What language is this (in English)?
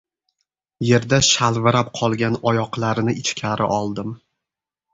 Uzbek